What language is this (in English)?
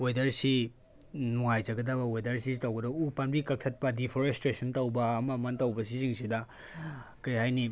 Manipuri